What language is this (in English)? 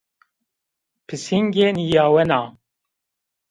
Zaza